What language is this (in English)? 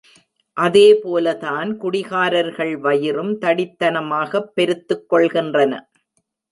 Tamil